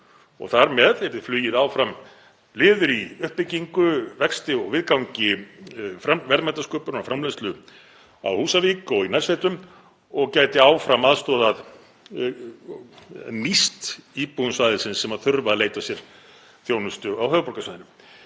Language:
Icelandic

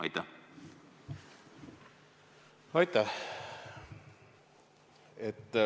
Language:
Estonian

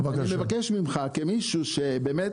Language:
Hebrew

